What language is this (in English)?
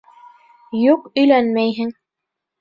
Bashkir